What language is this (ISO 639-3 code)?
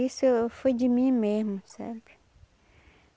por